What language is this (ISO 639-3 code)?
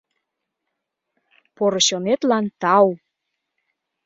chm